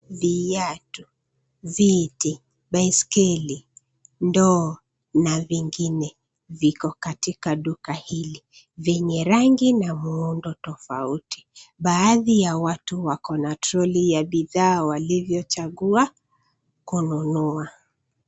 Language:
Swahili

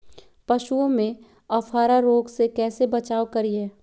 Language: Magahi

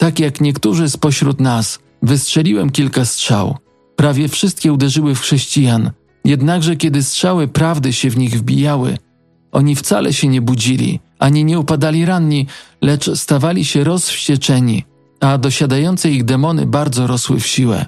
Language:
Polish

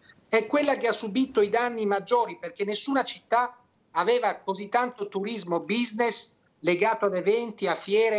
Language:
Italian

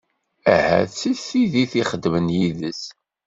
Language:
Kabyle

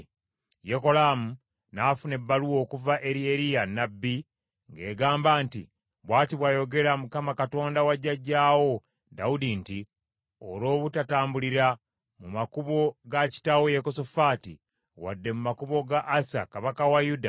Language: Ganda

